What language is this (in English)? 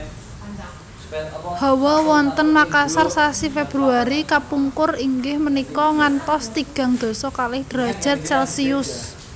Javanese